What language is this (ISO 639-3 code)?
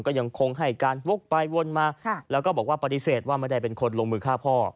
tha